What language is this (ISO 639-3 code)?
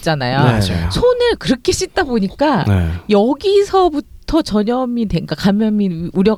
kor